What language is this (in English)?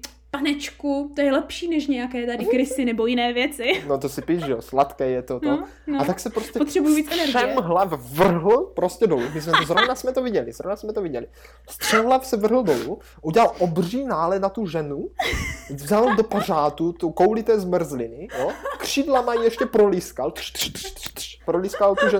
Czech